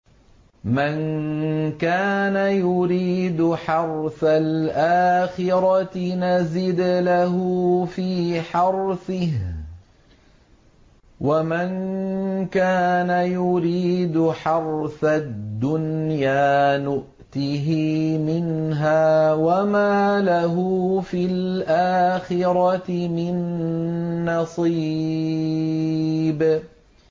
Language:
Arabic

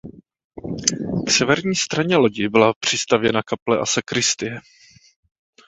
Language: Czech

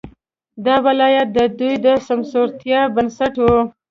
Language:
Pashto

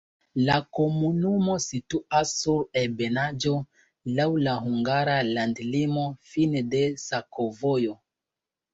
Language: Esperanto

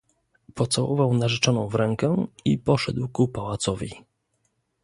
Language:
Polish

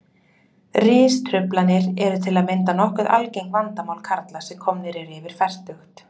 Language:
Icelandic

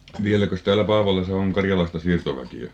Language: Finnish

